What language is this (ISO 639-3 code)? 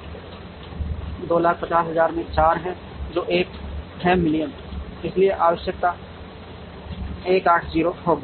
hin